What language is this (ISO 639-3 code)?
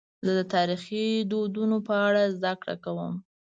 pus